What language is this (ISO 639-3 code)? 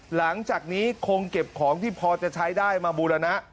tha